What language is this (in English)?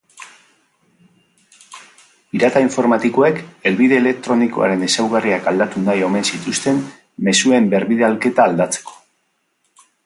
Basque